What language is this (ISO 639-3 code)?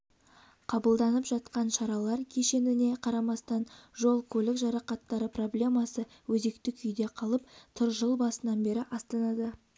kaz